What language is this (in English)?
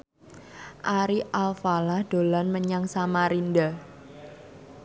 Javanese